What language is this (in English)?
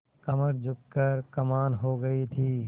Hindi